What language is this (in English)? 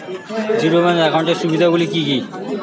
Bangla